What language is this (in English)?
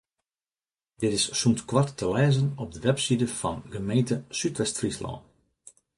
Western Frisian